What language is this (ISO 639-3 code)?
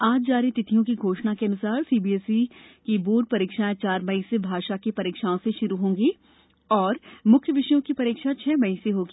hin